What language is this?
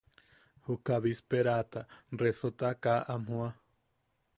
Yaqui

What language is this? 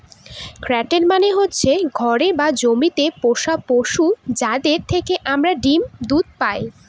Bangla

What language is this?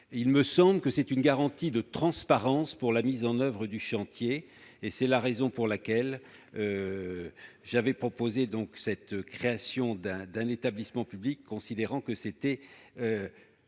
French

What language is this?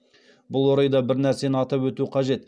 Kazakh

